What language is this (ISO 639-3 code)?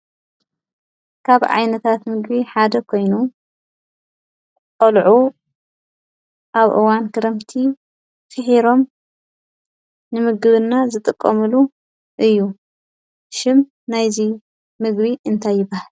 tir